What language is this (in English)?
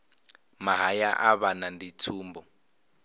Venda